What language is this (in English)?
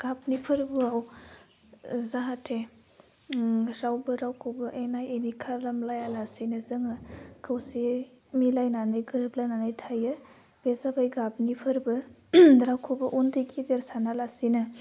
Bodo